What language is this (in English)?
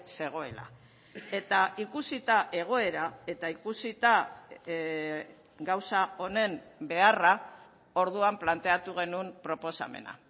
Basque